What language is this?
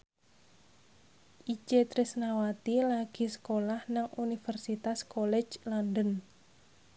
Javanese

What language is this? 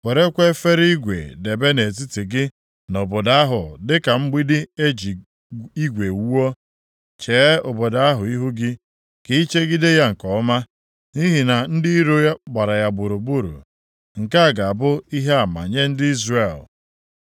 Igbo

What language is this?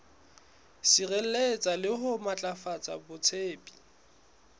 Southern Sotho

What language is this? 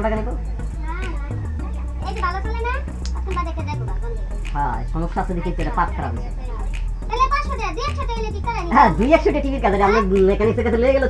Bangla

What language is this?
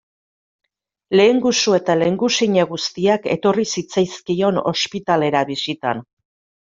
Basque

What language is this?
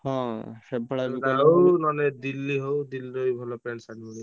Odia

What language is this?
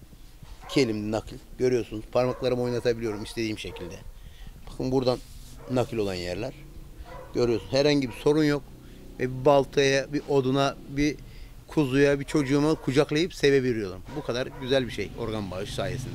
Turkish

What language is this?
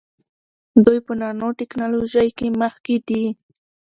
Pashto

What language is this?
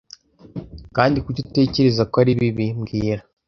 Kinyarwanda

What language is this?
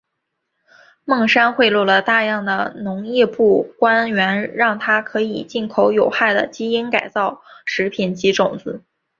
Chinese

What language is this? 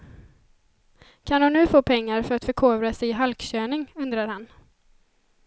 Swedish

